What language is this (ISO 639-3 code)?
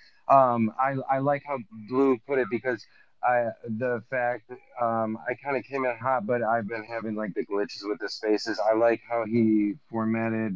eng